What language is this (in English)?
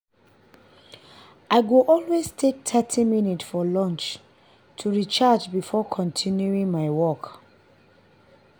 Nigerian Pidgin